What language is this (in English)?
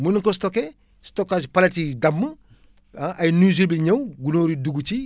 Wolof